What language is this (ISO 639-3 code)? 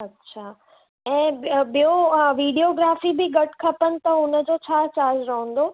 snd